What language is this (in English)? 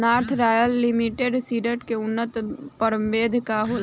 Bhojpuri